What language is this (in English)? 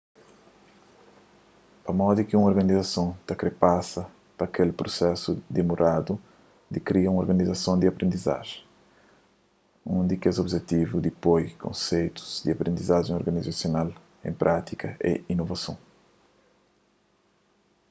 Kabuverdianu